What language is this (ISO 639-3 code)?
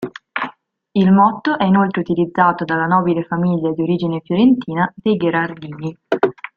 ita